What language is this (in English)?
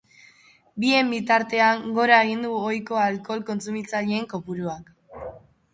Basque